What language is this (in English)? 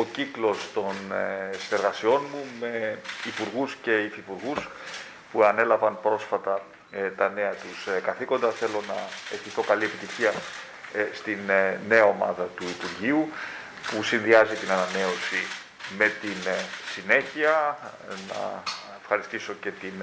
Greek